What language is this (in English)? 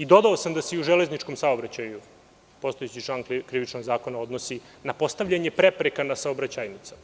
Serbian